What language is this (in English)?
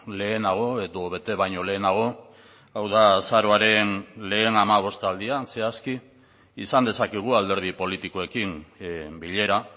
Basque